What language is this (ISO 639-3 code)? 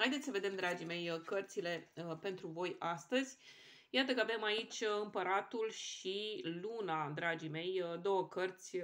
ron